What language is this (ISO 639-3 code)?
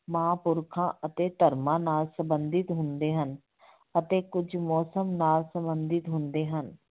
pan